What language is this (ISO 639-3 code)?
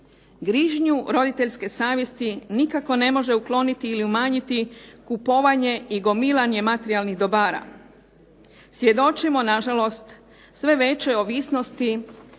hrv